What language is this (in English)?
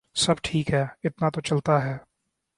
Urdu